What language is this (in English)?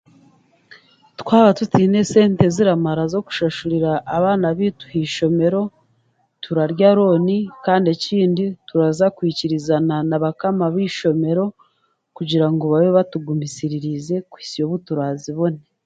Chiga